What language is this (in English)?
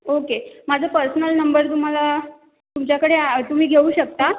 Marathi